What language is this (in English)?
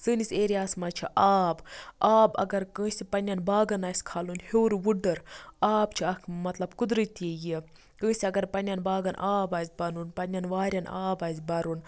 Kashmiri